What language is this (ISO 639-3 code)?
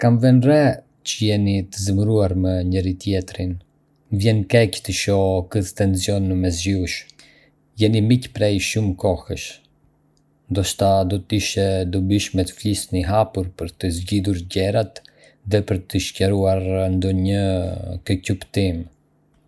aae